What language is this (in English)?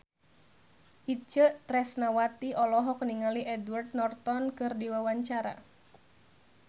Sundanese